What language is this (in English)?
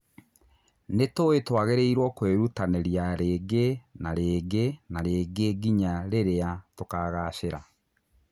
Kikuyu